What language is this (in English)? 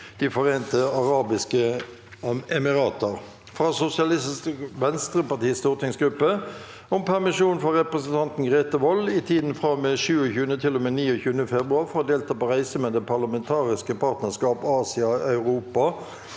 Norwegian